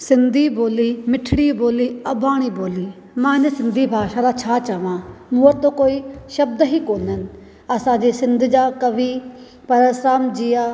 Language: Sindhi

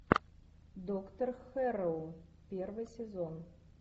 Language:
Russian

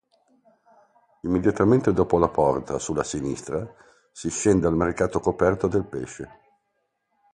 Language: Italian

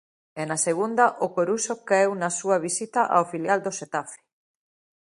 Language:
Galician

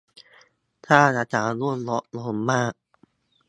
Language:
Thai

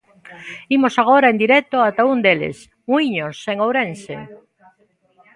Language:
Galician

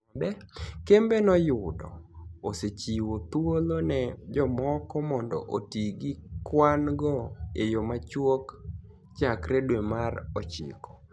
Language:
Luo (Kenya and Tanzania)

